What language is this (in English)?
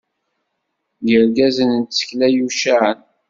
Kabyle